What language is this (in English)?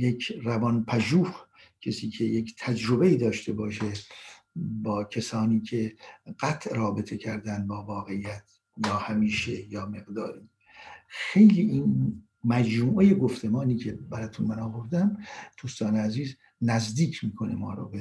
Persian